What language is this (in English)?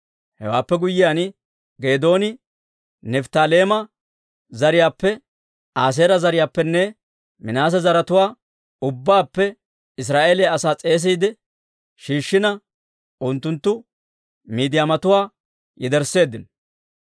Dawro